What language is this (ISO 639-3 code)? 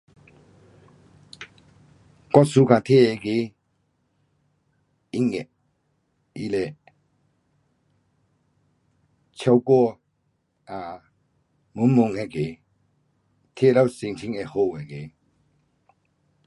cpx